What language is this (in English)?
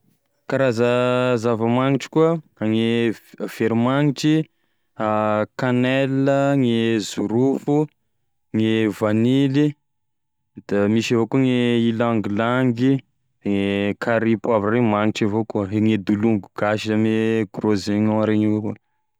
Tesaka Malagasy